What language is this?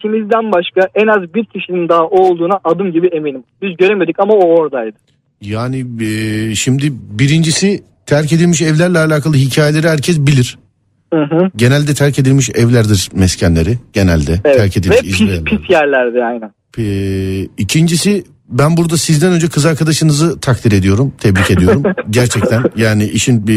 Turkish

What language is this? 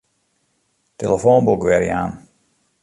Western Frisian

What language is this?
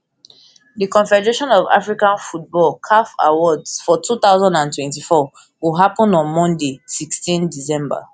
Nigerian Pidgin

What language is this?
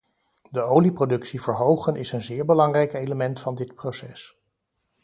Dutch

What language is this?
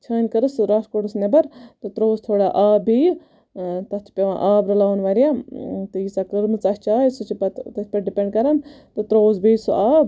Kashmiri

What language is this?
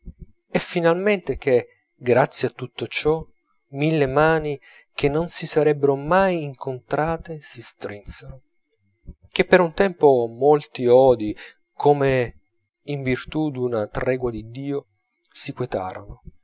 Italian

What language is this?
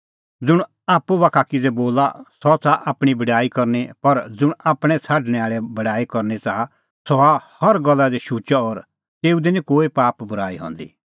Kullu Pahari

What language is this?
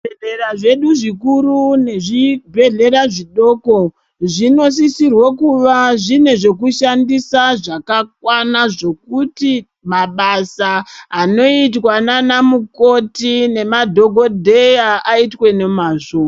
Ndau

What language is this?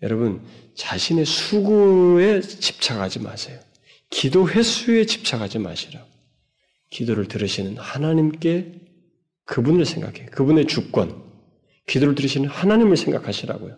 Korean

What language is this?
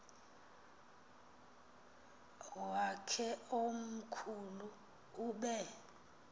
Xhosa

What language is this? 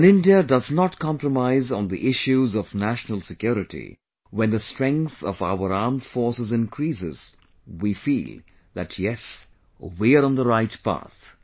English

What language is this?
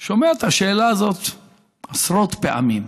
Hebrew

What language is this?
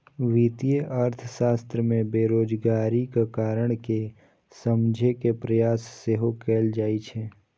Maithili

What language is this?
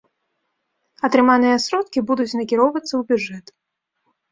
Belarusian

